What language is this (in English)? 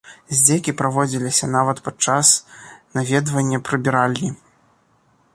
Belarusian